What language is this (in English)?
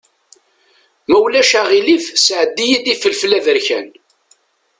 Kabyle